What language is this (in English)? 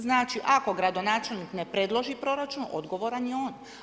Croatian